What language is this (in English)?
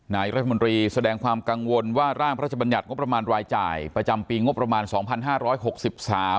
Thai